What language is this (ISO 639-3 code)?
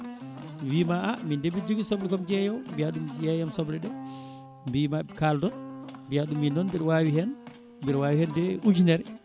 ful